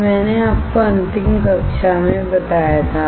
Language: Hindi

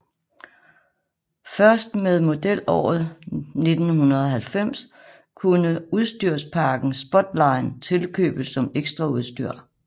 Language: Danish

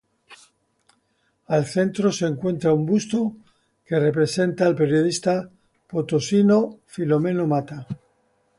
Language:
Spanish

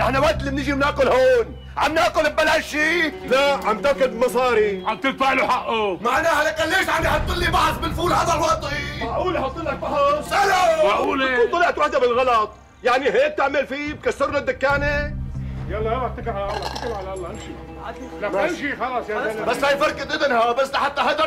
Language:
Arabic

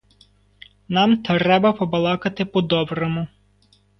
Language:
Ukrainian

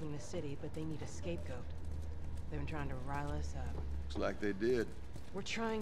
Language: Turkish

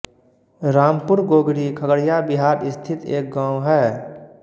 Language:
Hindi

